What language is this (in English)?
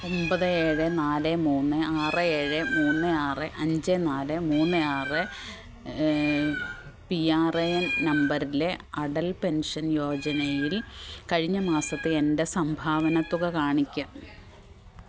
Malayalam